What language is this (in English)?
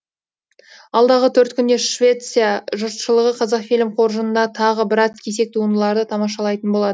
Kazakh